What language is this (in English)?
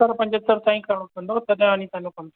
Sindhi